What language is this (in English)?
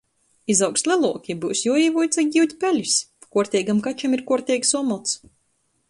Latgalian